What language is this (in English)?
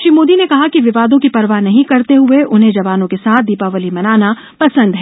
Hindi